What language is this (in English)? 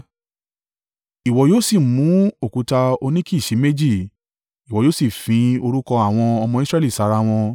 Yoruba